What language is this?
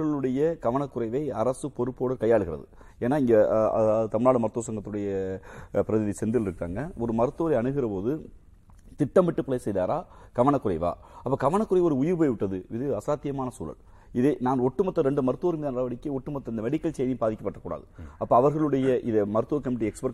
Tamil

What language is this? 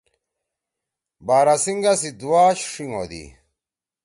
Torwali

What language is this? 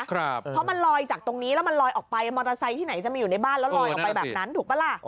Thai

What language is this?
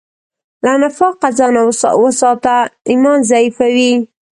Pashto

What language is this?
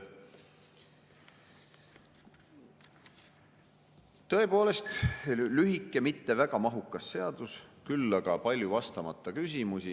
Estonian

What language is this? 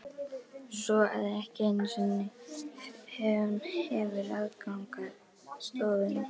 Icelandic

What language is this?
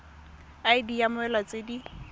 Tswana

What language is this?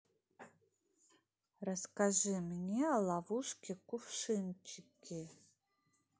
Russian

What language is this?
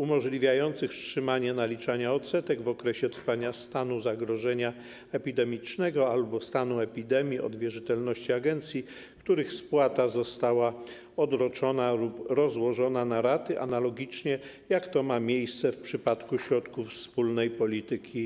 Polish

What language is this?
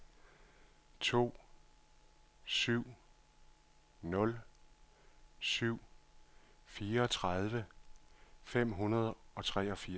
Danish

